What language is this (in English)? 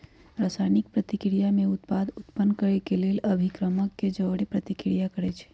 Magahi